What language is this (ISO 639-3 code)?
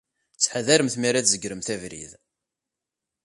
kab